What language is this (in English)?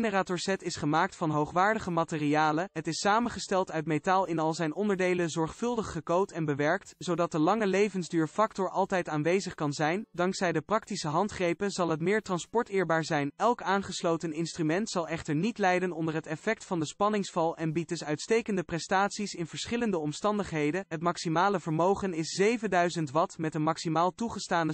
Dutch